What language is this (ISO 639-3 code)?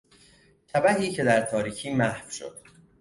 fas